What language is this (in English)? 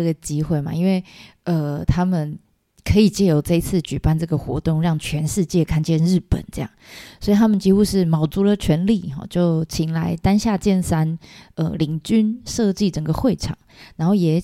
Chinese